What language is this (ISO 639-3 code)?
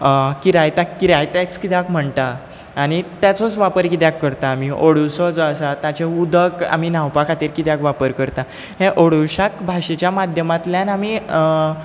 kok